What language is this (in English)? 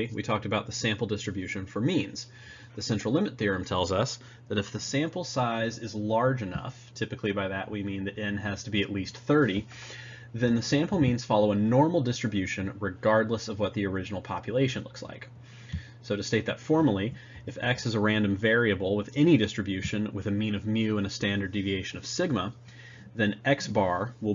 English